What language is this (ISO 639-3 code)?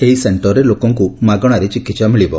ori